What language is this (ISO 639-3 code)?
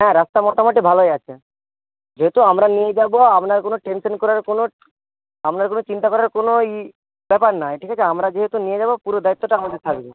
ben